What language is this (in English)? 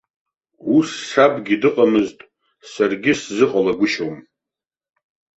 Abkhazian